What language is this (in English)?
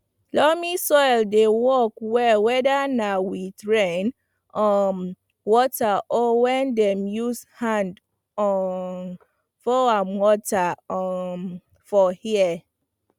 Nigerian Pidgin